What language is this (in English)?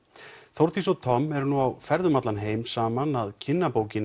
Icelandic